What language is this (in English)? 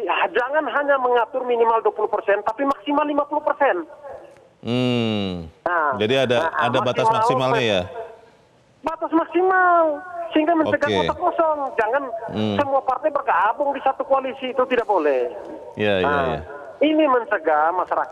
Indonesian